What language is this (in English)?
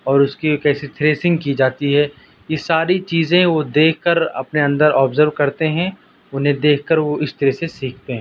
Urdu